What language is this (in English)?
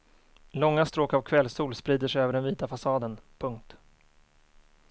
Swedish